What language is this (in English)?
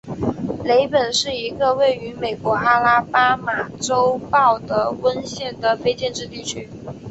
Chinese